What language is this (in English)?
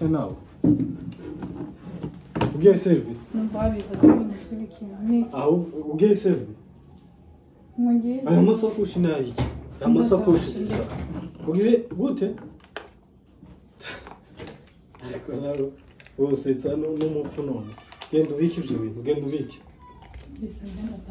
Romanian